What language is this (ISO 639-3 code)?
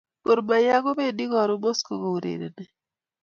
kln